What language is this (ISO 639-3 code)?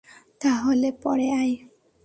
ben